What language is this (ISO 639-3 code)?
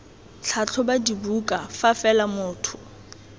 tsn